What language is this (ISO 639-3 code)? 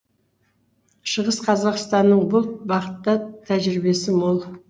kaz